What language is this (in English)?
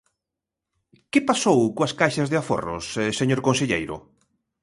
Galician